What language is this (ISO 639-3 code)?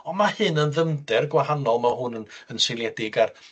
cym